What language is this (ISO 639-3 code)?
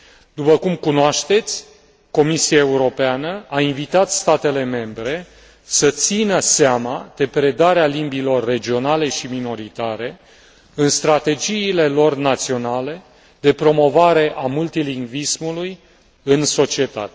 ron